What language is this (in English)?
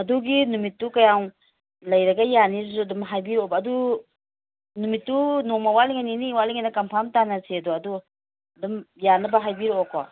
Manipuri